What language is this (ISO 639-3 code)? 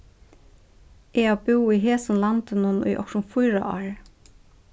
fao